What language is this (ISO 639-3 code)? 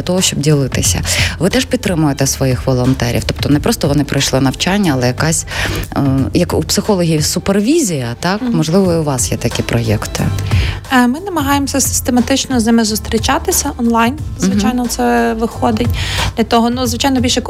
ukr